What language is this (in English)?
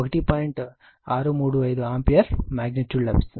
Telugu